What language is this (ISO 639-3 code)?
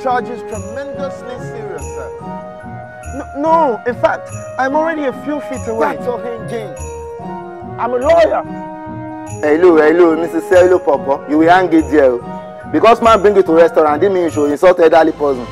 eng